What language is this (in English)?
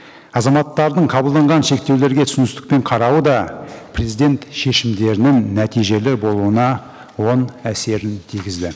Kazakh